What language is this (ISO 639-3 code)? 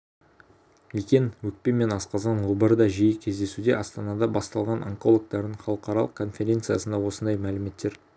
kaz